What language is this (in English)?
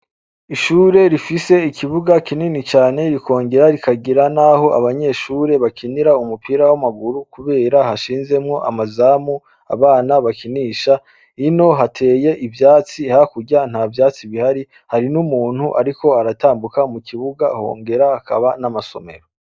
Rundi